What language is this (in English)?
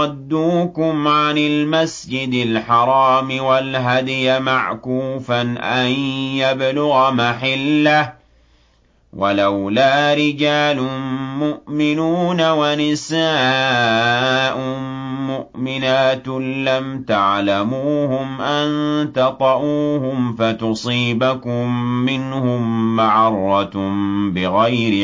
Arabic